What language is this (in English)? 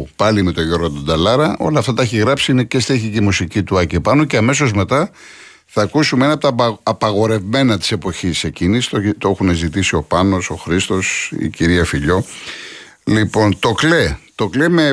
Greek